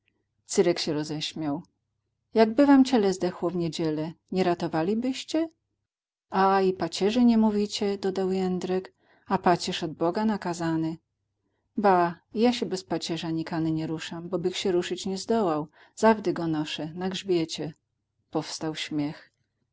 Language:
Polish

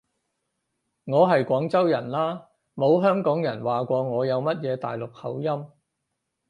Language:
Cantonese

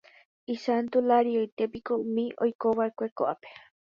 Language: Guarani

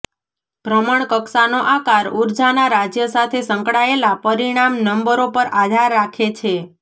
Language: Gujarati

